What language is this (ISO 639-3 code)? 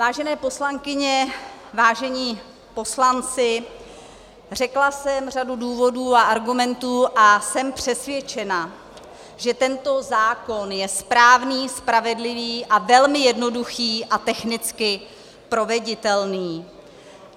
ces